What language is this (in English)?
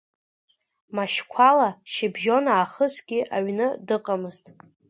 Abkhazian